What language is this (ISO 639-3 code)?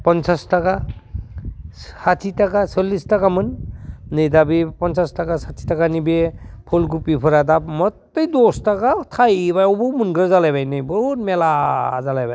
brx